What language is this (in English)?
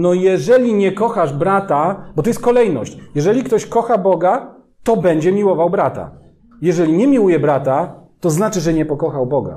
Polish